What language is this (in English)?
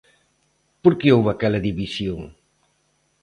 Galician